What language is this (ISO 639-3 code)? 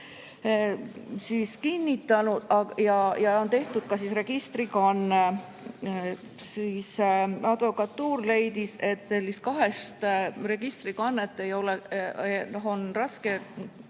est